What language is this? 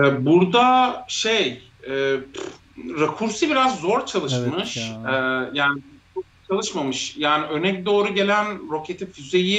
Turkish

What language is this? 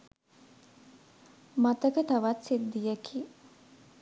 Sinhala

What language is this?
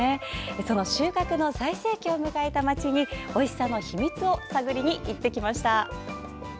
Japanese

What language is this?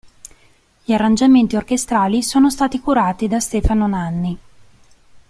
Italian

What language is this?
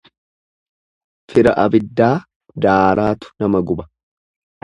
Oromo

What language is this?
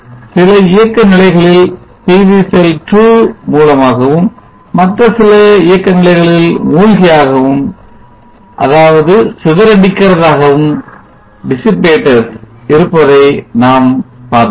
Tamil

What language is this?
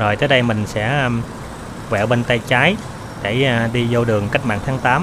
Vietnamese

